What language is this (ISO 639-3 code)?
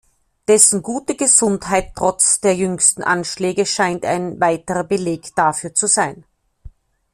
deu